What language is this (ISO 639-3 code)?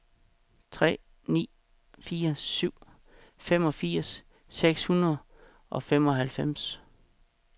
dan